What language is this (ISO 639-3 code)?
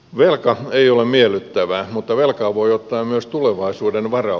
fin